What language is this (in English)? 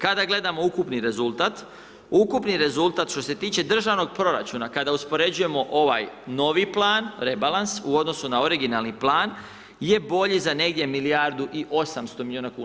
Croatian